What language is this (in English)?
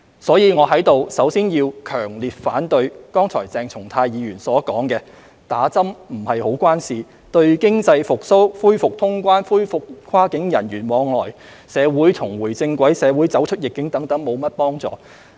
Cantonese